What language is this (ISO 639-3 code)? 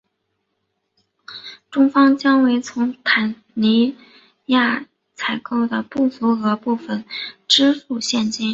zho